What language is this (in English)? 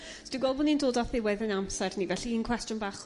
Welsh